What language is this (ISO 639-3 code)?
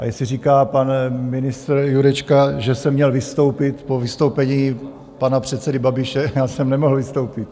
ces